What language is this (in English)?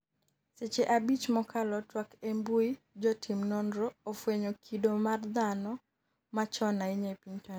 Luo (Kenya and Tanzania)